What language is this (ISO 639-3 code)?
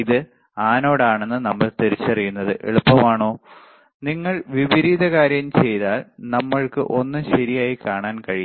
mal